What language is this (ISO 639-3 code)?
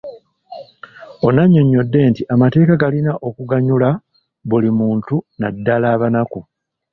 lug